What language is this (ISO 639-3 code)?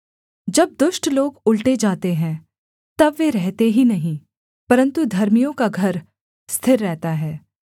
hin